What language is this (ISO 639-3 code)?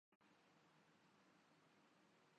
urd